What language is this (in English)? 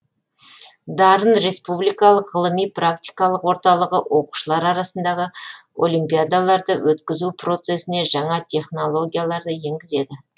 Kazakh